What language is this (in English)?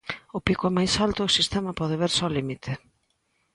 Galician